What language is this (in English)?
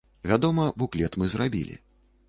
Belarusian